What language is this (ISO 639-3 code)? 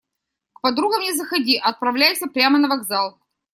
rus